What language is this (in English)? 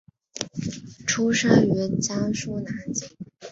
Chinese